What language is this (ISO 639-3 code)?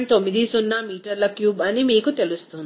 tel